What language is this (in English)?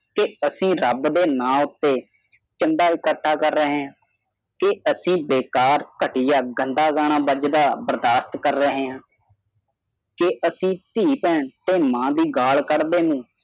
Punjabi